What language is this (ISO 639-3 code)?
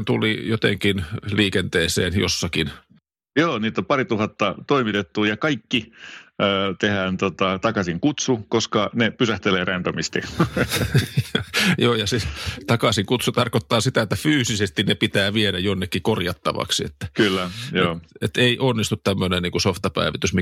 fin